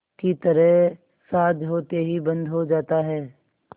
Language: Hindi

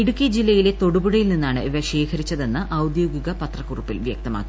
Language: Malayalam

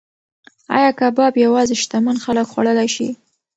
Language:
Pashto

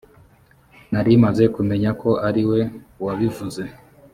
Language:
Kinyarwanda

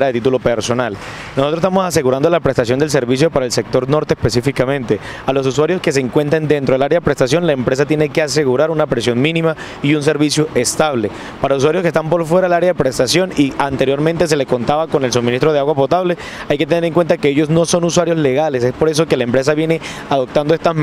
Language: Spanish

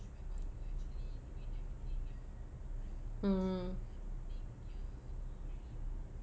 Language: English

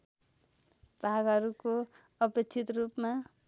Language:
Nepali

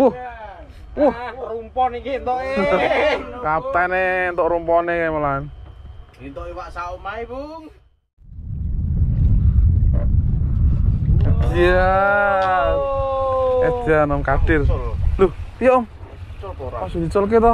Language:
Indonesian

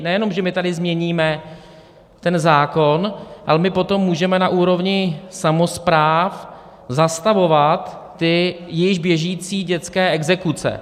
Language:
Czech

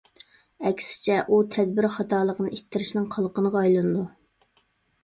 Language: Uyghur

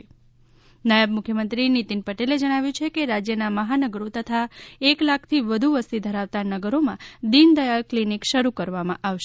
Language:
Gujarati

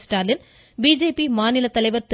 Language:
Tamil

